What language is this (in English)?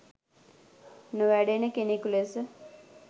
Sinhala